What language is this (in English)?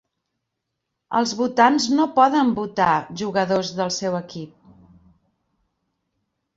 Catalan